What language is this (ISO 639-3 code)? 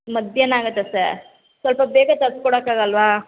kan